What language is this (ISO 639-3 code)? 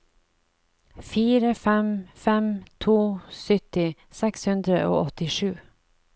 nor